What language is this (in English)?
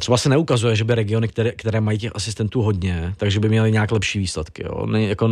Czech